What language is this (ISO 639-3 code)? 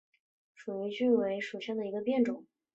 zho